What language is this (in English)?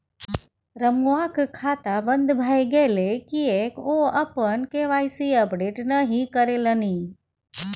Maithili